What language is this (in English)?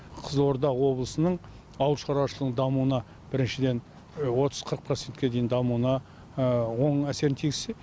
Kazakh